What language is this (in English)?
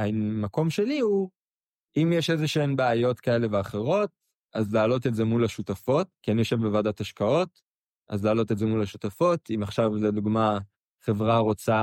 Hebrew